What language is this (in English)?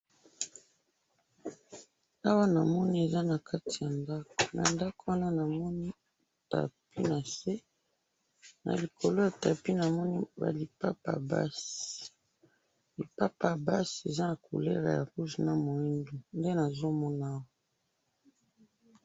Lingala